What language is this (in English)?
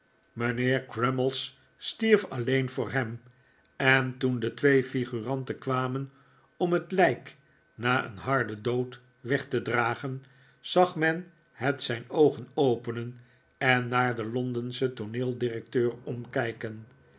Dutch